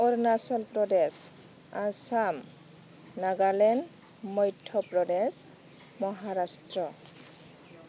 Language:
Bodo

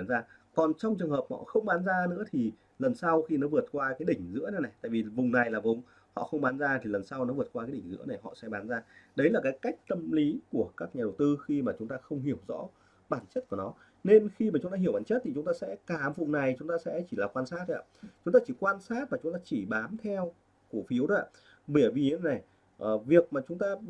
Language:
Vietnamese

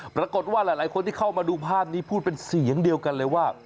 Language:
Thai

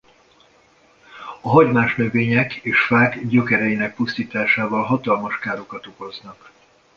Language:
Hungarian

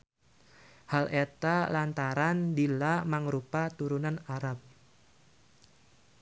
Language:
Sundanese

